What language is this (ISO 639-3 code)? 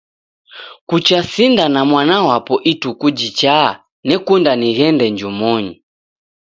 dav